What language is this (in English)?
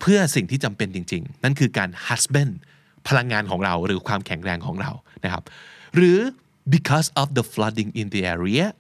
Thai